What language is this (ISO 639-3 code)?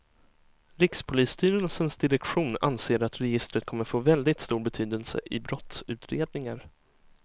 swe